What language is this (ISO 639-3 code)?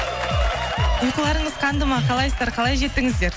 kaz